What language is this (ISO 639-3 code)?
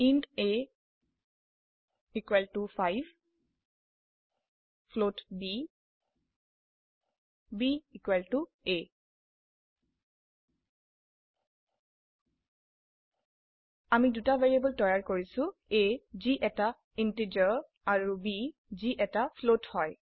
asm